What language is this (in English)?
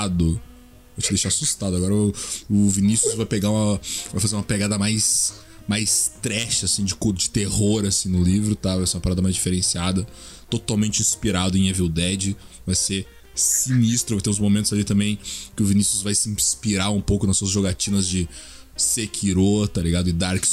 Portuguese